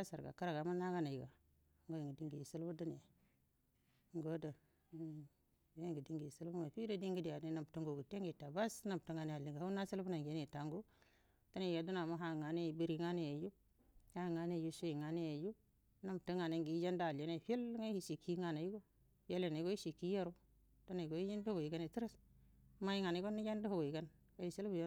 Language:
Buduma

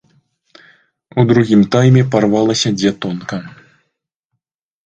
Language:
Belarusian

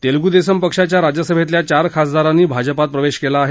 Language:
Marathi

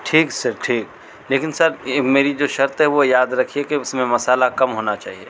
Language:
Urdu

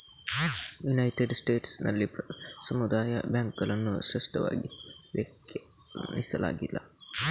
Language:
Kannada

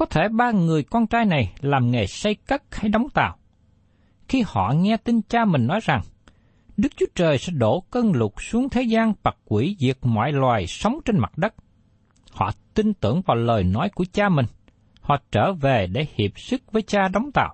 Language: Vietnamese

